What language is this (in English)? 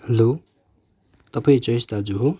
Nepali